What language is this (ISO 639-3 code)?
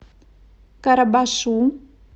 rus